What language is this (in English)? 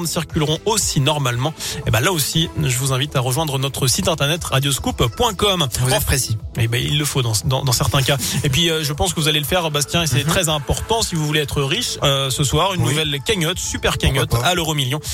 French